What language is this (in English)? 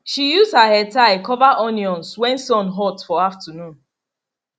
Nigerian Pidgin